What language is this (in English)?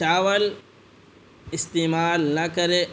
Urdu